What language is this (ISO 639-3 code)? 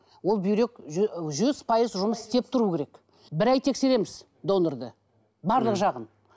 kaz